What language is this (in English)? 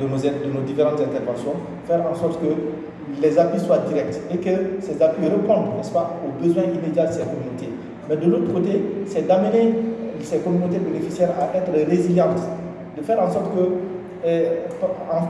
French